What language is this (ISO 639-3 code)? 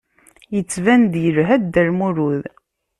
kab